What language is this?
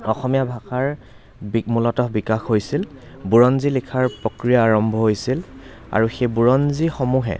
Assamese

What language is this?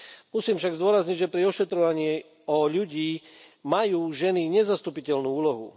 Slovak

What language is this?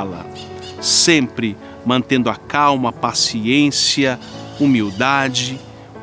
Portuguese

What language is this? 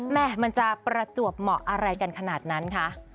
Thai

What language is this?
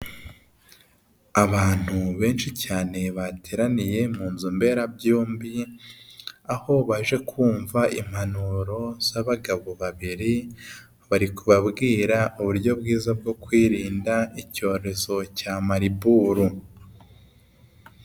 Kinyarwanda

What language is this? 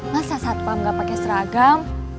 Indonesian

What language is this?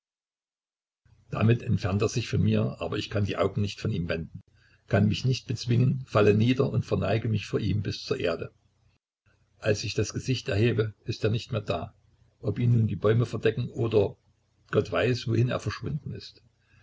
German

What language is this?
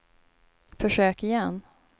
Swedish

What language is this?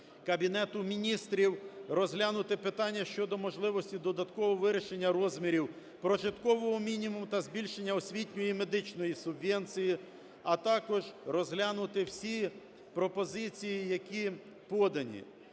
Ukrainian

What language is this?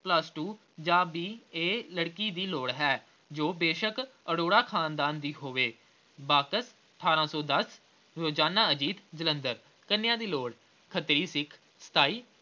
Punjabi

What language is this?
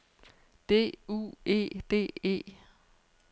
Danish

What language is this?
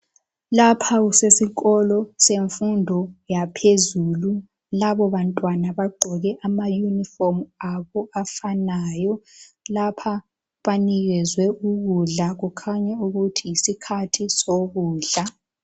North Ndebele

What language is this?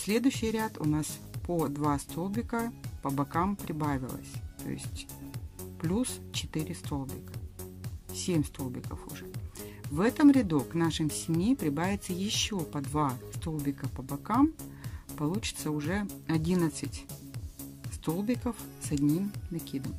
Russian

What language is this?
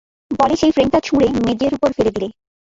Bangla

